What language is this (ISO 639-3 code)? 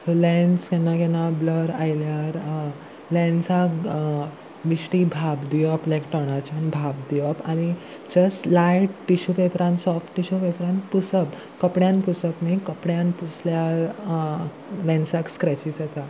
kok